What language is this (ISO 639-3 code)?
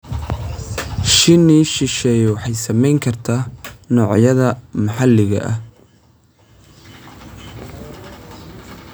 som